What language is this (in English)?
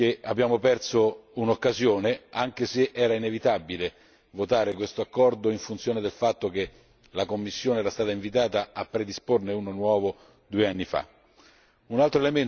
Italian